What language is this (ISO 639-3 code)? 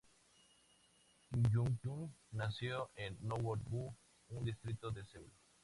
spa